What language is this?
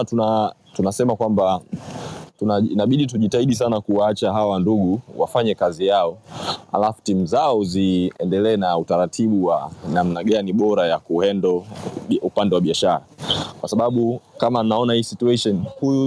Swahili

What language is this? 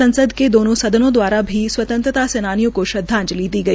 Hindi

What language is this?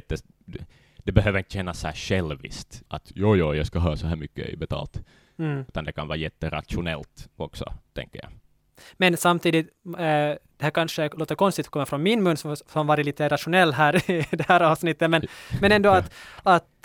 Swedish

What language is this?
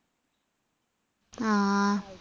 Malayalam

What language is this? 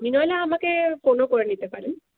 Bangla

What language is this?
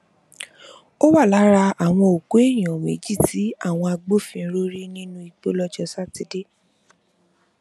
Yoruba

